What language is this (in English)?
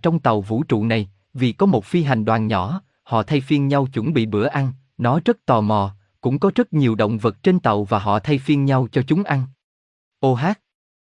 Vietnamese